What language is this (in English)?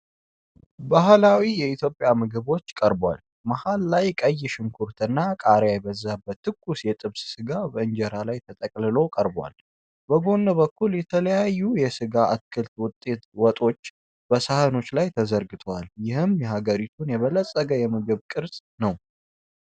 Amharic